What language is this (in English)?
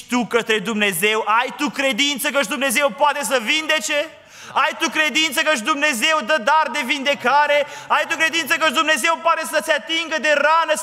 Romanian